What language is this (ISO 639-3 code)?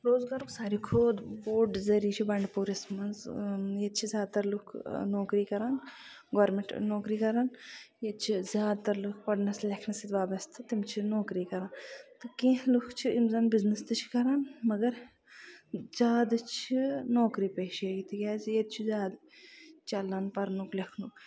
kas